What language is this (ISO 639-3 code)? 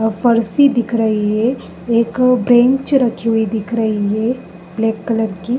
hin